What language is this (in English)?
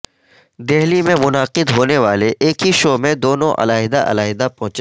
Urdu